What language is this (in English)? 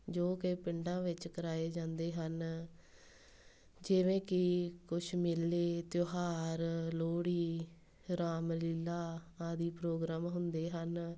Punjabi